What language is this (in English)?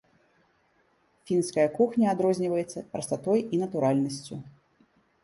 Belarusian